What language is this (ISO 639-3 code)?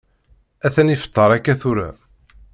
kab